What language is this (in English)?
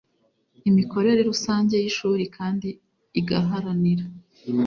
Kinyarwanda